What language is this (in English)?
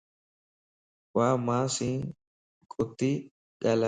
Lasi